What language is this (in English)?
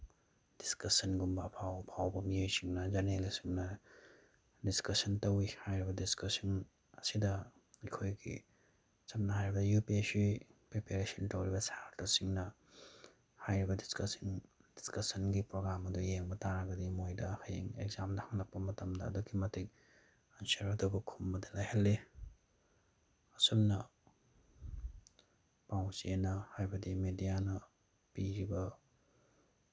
Manipuri